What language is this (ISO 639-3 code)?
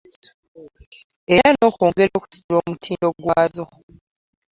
lug